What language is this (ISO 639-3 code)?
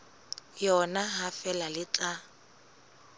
sot